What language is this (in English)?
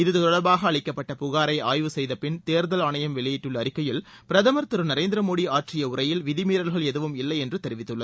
Tamil